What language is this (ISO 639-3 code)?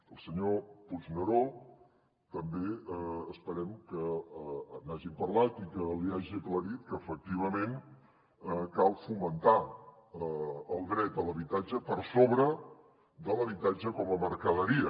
cat